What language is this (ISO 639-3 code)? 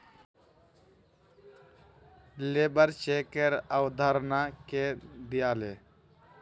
mag